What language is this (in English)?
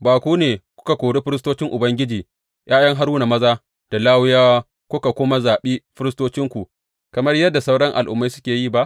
Hausa